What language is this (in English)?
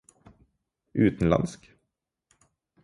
Norwegian Bokmål